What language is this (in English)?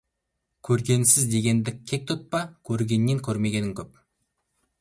Kazakh